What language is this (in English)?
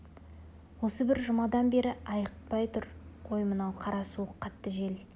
Kazakh